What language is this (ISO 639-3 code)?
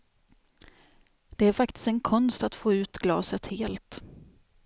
swe